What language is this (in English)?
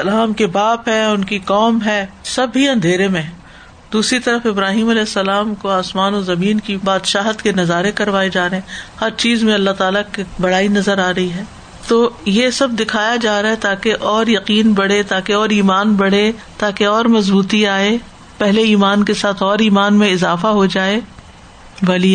Urdu